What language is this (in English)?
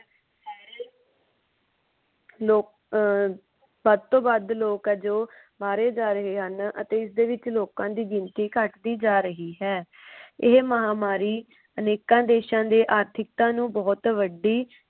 Punjabi